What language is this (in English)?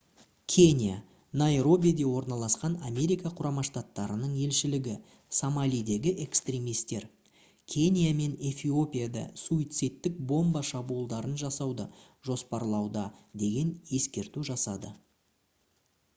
Kazakh